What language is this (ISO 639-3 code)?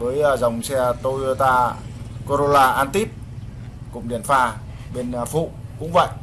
vie